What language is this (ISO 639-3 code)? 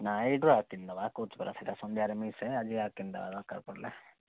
ori